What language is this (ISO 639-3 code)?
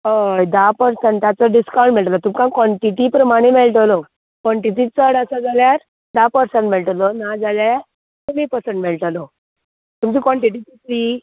kok